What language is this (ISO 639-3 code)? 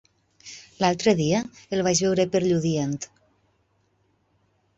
cat